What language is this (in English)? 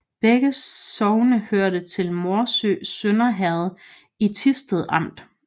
Danish